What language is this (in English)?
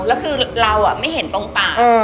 Thai